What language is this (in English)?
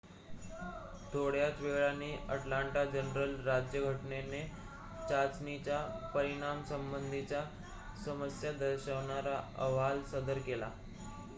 Marathi